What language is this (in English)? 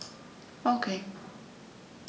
German